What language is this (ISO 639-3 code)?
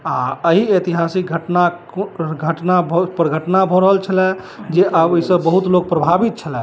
mai